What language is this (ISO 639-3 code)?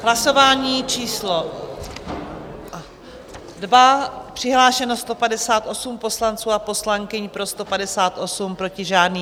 ces